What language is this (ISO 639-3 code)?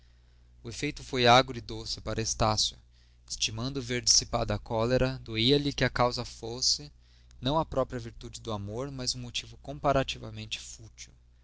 por